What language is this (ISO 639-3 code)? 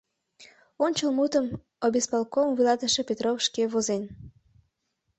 chm